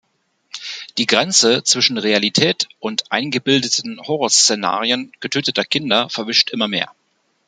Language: German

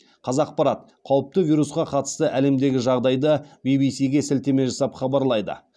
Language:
Kazakh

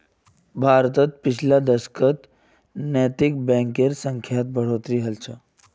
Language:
Magahi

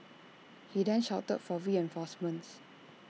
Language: English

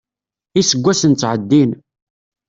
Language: Kabyle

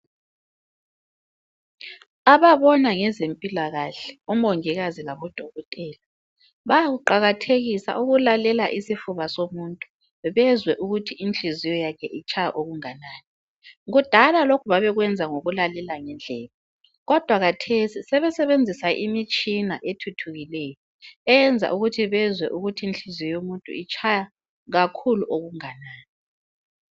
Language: North Ndebele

